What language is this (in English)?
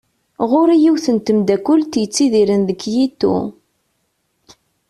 Kabyle